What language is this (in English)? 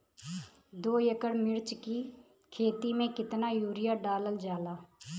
Bhojpuri